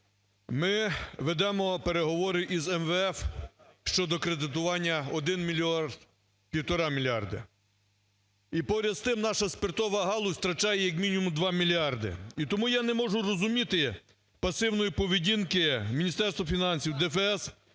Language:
Ukrainian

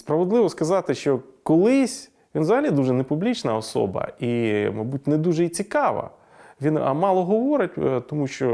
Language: Ukrainian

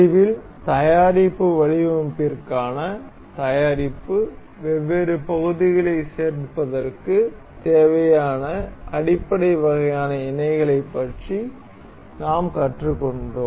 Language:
Tamil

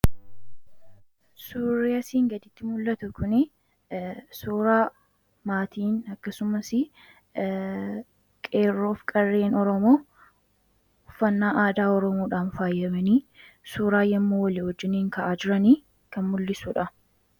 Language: Oromo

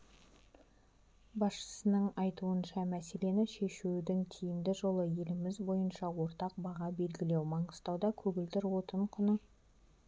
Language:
Kazakh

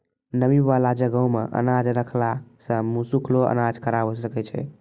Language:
Maithili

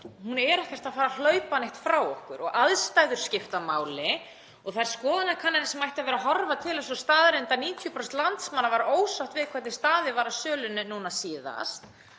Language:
Icelandic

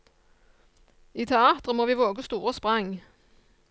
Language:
Norwegian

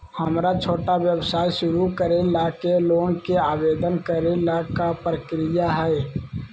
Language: Magahi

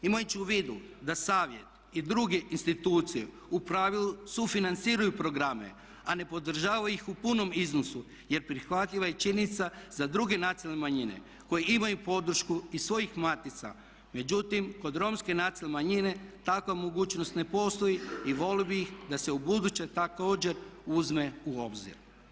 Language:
Croatian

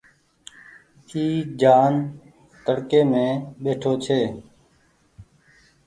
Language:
Goaria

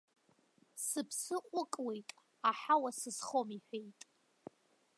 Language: Abkhazian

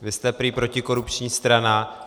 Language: Czech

